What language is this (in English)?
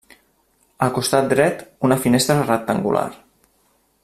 Catalan